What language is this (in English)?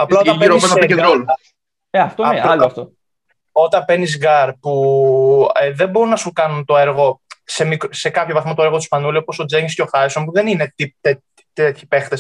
Greek